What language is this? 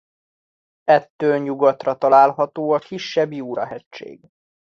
Hungarian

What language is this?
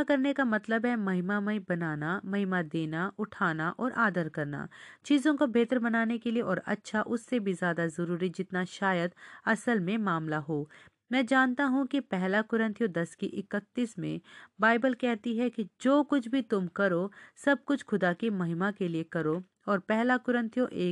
Hindi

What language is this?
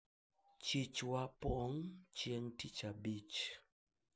Luo (Kenya and Tanzania)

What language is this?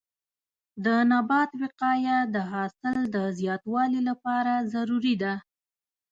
Pashto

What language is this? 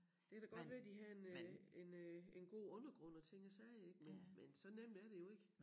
Danish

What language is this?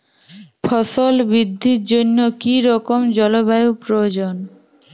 Bangla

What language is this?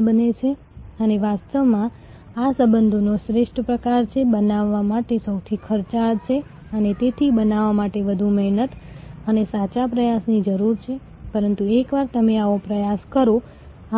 Gujarati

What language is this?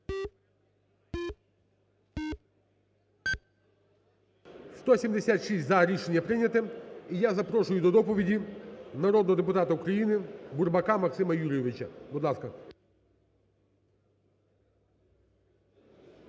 Ukrainian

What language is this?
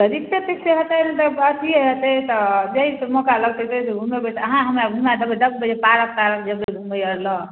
Maithili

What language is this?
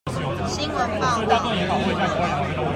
Chinese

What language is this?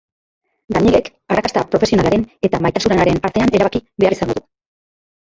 Basque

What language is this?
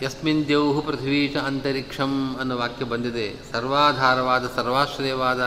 Kannada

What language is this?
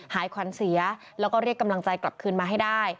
Thai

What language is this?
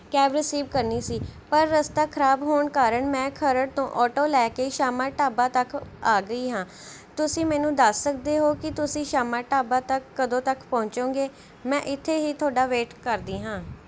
Punjabi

